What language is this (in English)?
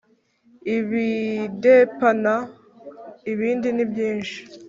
Kinyarwanda